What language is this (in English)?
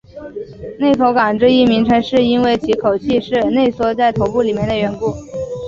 Chinese